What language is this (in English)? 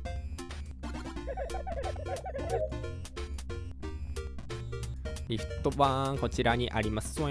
Japanese